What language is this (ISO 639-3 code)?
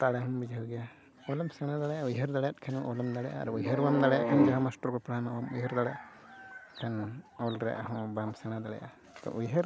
sat